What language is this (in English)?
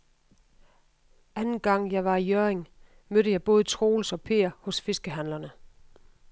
Danish